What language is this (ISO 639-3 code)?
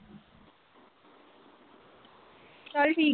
pan